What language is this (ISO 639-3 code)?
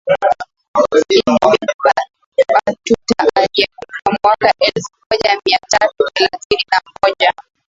swa